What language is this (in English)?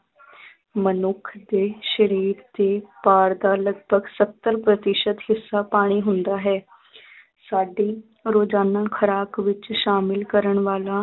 Punjabi